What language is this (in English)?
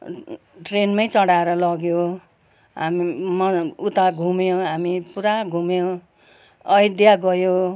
Nepali